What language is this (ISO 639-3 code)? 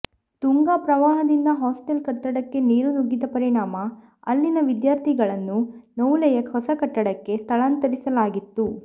kan